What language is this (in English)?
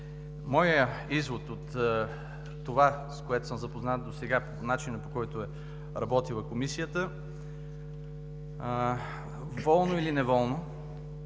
Bulgarian